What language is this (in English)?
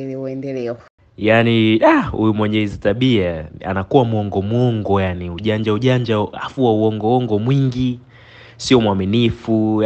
Swahili